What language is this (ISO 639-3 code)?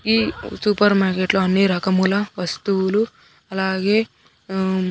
tel